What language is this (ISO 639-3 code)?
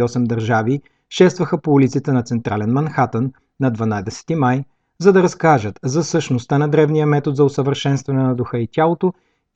bul